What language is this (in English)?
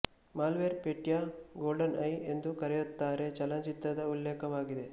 Kannada